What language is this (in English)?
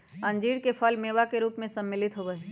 Magahi